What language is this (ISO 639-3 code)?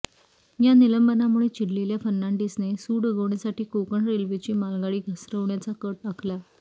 mar